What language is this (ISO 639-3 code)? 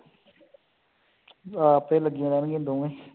pan